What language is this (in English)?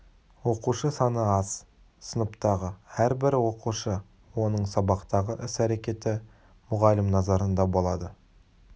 Kazakh